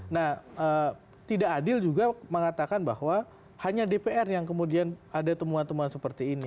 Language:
Indonesian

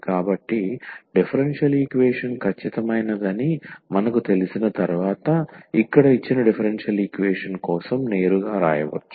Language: Telugu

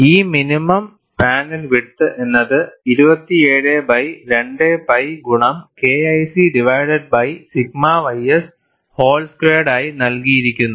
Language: Malayalam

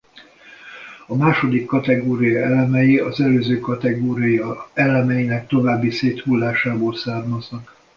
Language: Hungarian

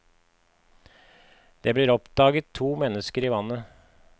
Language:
Norwegian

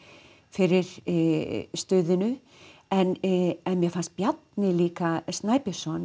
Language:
Icelandic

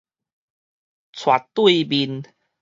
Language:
Min Nan Chinese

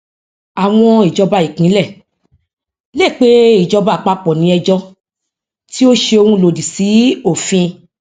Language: Yoruba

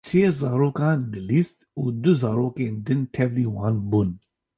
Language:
Kurdish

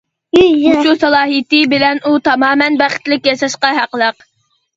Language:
Uyghur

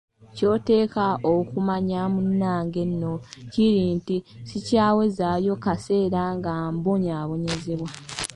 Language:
Ganda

